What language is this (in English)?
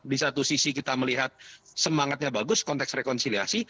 Indonesian